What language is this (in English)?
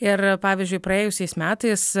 Lithuanian